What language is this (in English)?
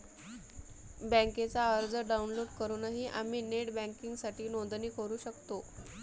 Marathi